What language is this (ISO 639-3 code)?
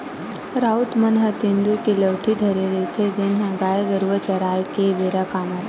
hne